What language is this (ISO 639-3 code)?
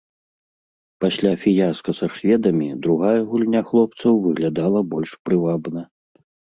bel